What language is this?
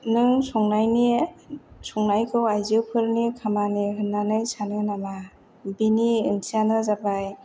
Bodo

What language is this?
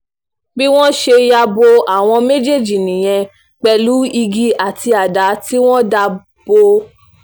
Yoruba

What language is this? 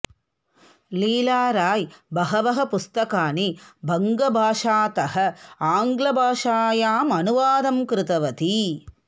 Sanskrit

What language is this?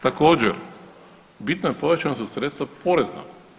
Croatian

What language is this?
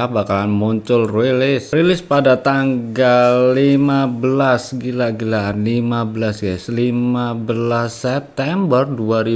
Indonesian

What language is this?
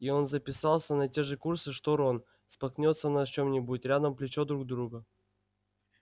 Russian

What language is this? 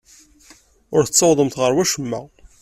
Kabyle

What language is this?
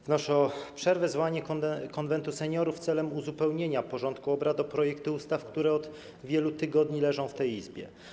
Polish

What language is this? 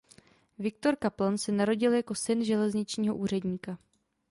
Czech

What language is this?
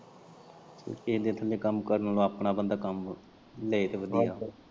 Punjabi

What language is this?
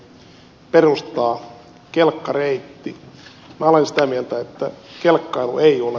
Finnish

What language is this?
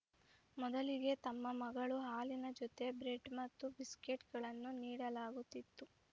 Kannada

